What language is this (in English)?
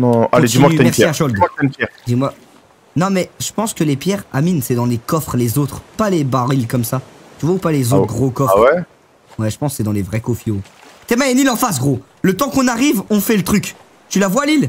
French